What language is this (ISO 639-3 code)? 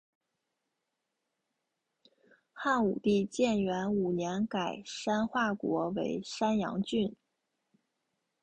zho